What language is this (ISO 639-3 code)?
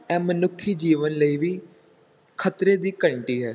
pan